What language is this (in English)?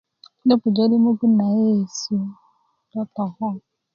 Kuku